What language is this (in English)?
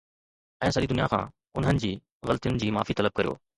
Sindhi